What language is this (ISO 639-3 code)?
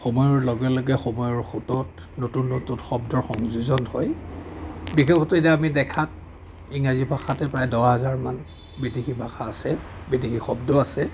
asm